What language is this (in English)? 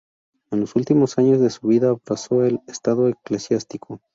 Spanish